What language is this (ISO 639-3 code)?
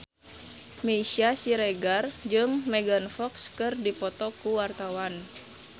sun